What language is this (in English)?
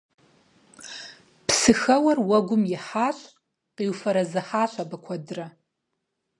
Kabardian